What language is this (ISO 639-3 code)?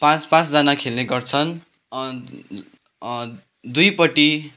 nep